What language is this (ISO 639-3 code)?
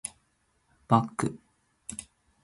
jpn